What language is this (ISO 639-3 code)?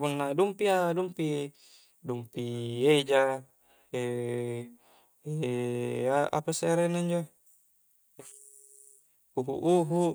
kjc